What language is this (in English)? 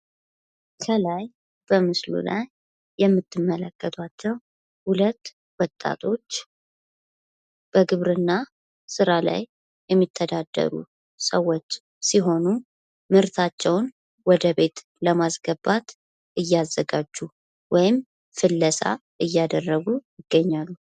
Amharic